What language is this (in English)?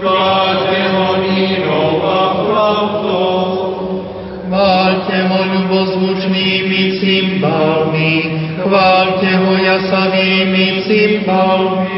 Slovak